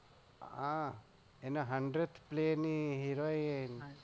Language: Gujarati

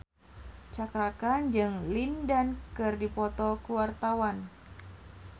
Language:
Sundanese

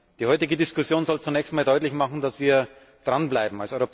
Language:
German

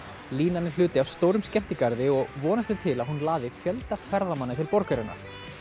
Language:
Icelandic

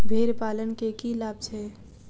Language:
Maithili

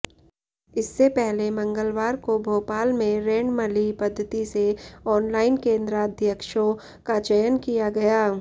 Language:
Hindi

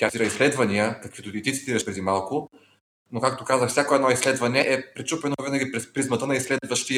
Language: Bulgarian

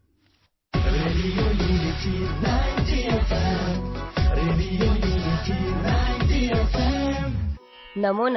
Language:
Urdu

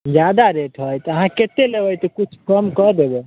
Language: Maithili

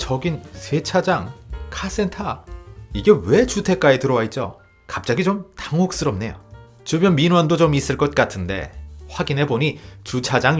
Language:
Korean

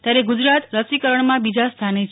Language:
Gujarati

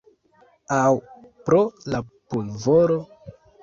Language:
Esperanto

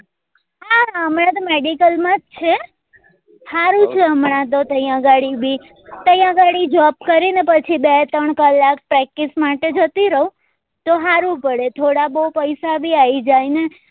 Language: Gujarati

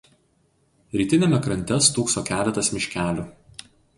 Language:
Lithuanian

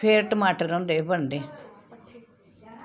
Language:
Dogri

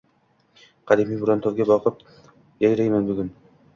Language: Uzbek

